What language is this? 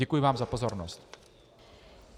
Czech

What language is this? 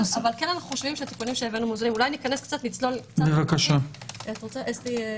Hebrew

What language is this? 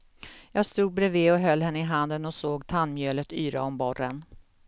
Swedish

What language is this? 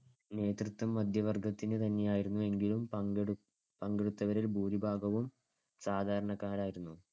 Malayalam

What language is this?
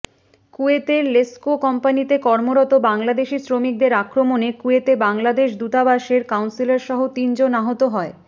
Bangla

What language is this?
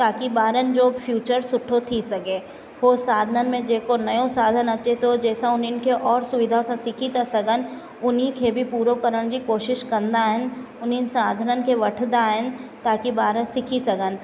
Sindhi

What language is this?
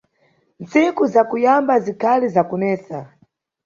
Nyungwe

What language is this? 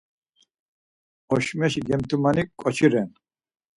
Laz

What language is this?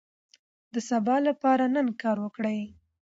Pashto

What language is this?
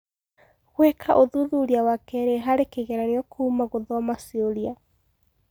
Kikuyu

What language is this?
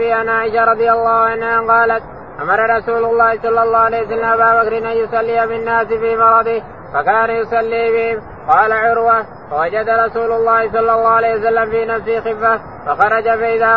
Arabic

